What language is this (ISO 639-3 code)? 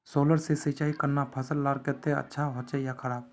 mag